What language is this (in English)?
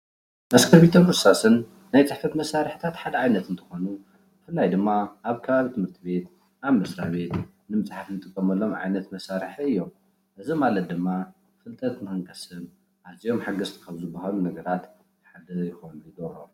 Tigrinya